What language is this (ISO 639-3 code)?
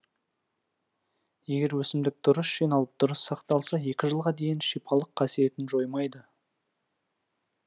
kaz